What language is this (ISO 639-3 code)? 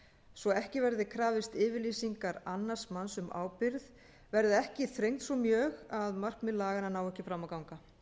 isl